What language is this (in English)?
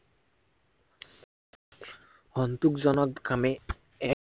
Assamese